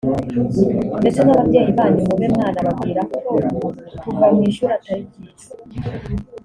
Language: Kinyarwanda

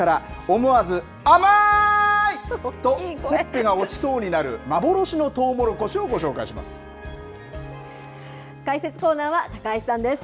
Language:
Japanese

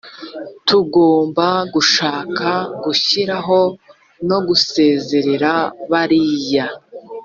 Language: Kinyarwanda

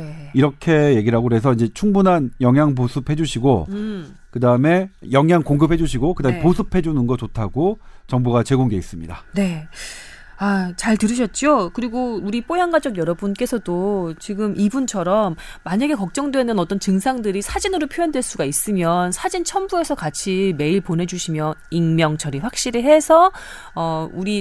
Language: Korean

